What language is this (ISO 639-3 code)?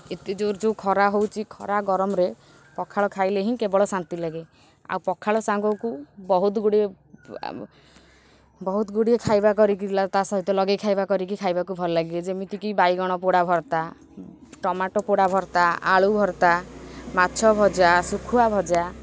ori